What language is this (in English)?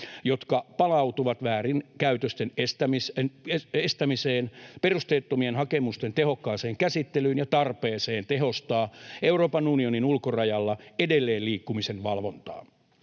Finnish